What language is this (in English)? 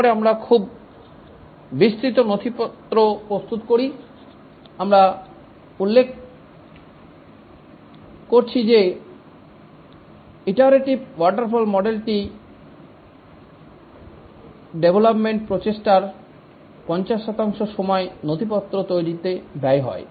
Bangla